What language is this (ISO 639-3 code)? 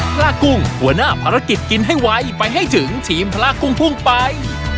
tha